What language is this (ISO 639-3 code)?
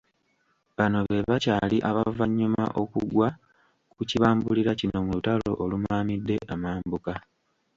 lug